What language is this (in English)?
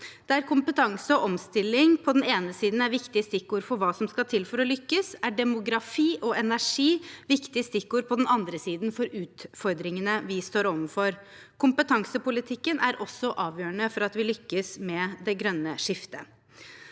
Norwegian